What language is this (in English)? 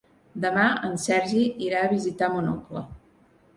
Catalan